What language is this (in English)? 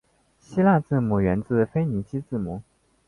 Chinese